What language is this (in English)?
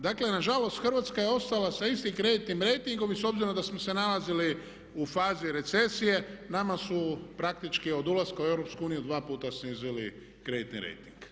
Croatian